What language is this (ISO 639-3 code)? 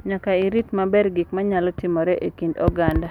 luo